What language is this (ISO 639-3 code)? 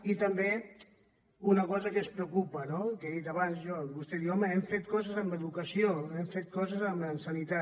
cat